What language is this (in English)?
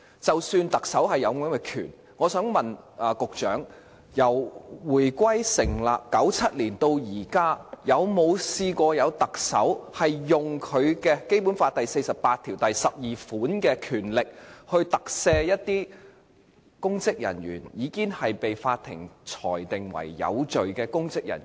Cantonese